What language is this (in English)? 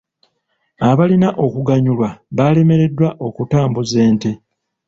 Ganda